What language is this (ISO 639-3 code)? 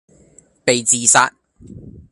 yue